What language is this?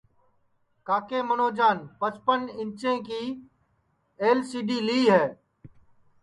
Sansi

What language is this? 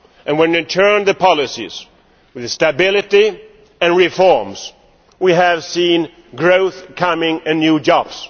English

